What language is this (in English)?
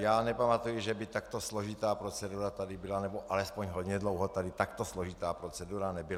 Czech